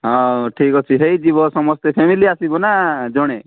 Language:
Odia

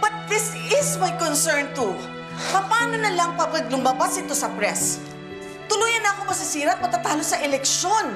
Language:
Filipino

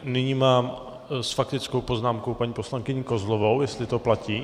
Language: Czech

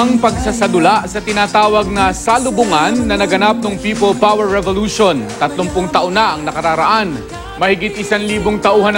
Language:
Filipino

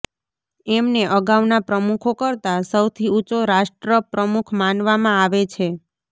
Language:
Gujarati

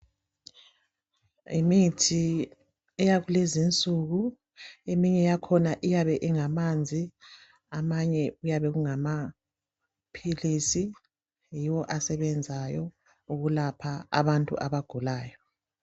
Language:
North Ndebele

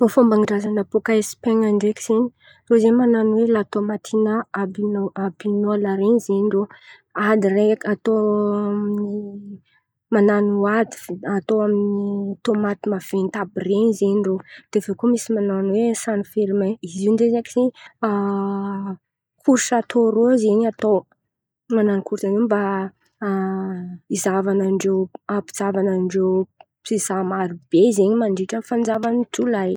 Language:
Antankarana Malagasy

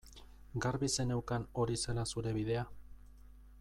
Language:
Basque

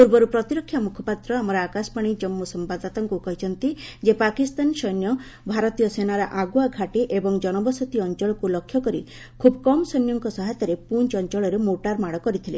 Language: Odia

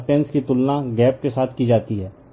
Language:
Hindi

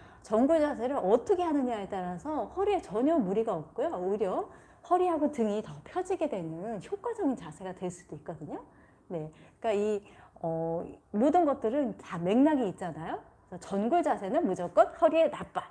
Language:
Korean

